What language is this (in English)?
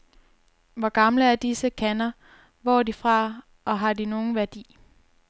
Danish